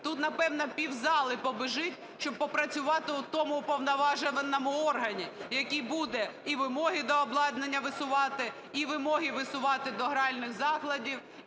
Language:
Ukrainian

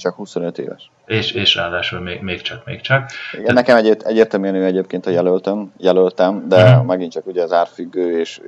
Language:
Hungarian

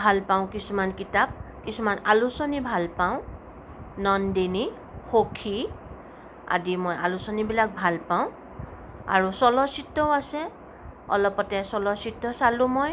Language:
Assamese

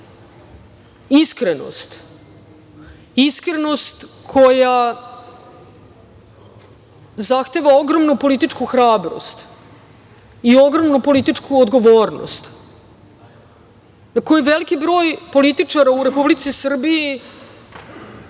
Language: Serbian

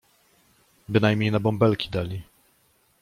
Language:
Polish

